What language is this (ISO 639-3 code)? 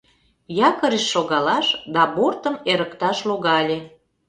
chm